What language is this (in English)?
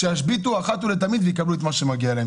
Hebrew